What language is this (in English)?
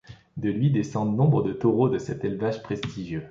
French